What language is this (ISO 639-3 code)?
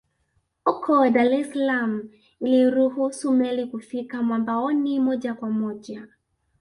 swa